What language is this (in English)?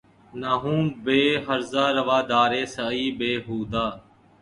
Urdu